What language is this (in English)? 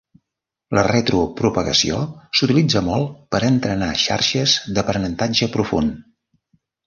Catalan